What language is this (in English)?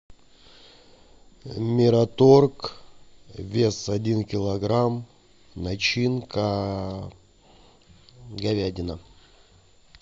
Russian